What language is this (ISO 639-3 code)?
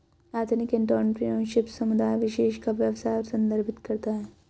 hin